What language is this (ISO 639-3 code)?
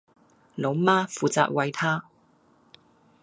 yue